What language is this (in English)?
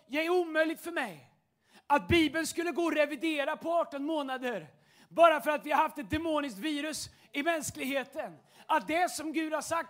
Swedish